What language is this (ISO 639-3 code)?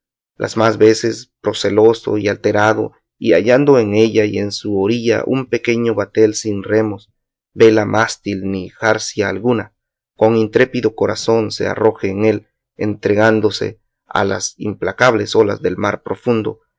spa